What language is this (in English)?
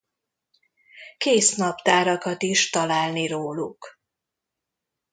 Hungarian